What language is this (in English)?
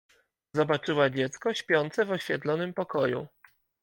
Polish